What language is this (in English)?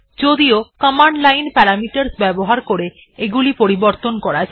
Bangla